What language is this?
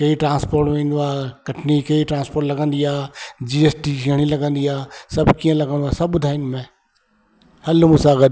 Sindhi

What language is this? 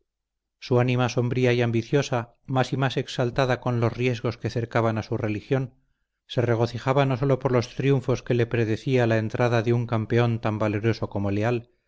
Spanish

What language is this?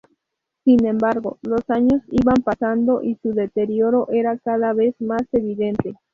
Spanish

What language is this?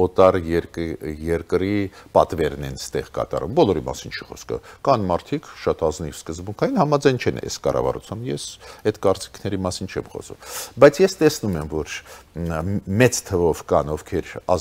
Romanian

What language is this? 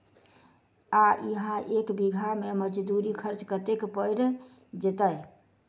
Maithili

